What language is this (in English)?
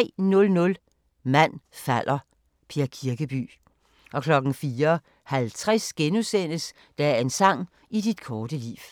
Danish